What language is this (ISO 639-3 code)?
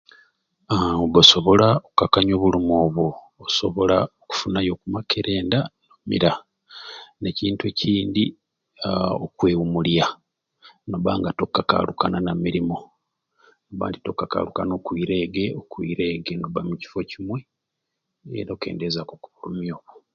ruc